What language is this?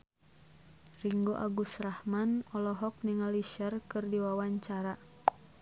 Sundanese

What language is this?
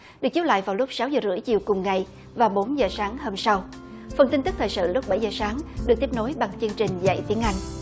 Vietnamese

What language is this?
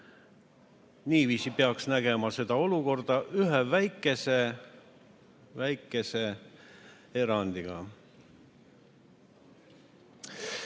Estonian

